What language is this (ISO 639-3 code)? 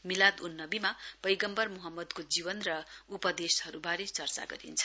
nep